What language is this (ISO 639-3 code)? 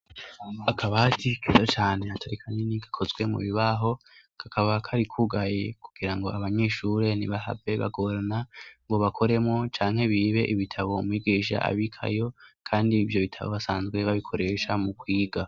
run